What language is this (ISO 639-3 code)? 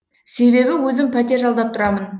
kaz